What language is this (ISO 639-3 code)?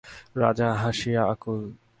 ben